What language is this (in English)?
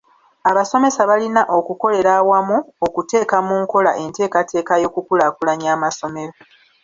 Ganda